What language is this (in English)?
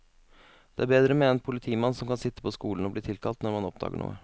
Norwegian